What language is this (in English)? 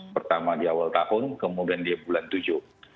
Indonesian